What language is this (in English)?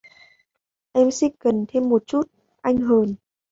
Vietnamese